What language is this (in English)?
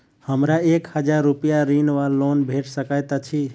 Maithili